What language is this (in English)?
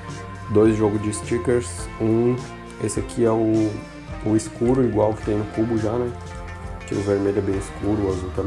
Portuguese